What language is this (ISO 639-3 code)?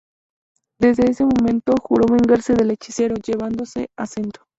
spa